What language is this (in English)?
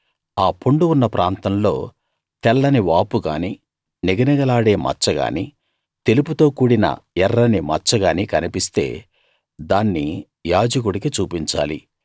Telugu